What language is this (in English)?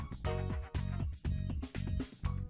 Vietnamese